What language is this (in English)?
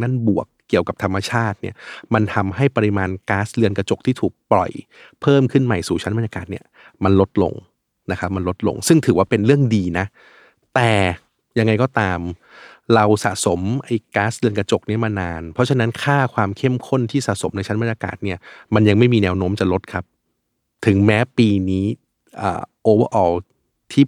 Thai